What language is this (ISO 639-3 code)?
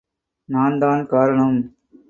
tam